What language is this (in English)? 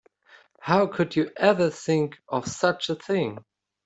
English